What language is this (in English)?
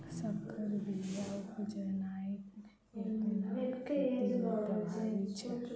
Maithili